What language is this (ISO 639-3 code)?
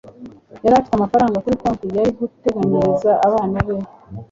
kin